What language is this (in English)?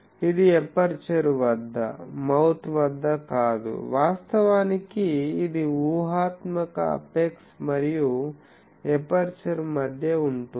Telugu